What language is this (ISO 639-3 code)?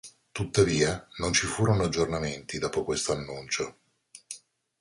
ita